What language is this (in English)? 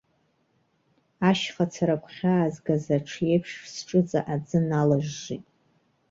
Abkhazian